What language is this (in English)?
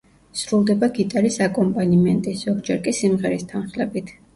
Georgian